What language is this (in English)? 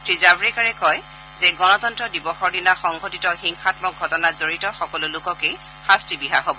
Assamese